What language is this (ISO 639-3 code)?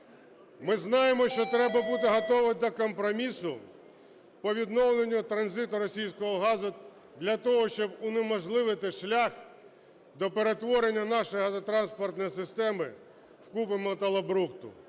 ukr